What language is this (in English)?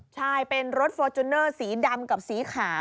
Thai